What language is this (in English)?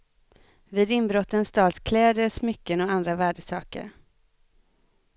Swedish